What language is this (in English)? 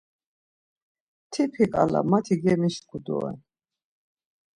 Laz